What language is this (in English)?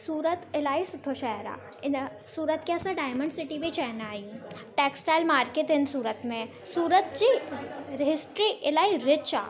Sindhi